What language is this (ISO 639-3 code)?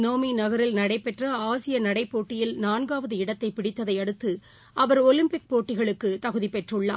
tam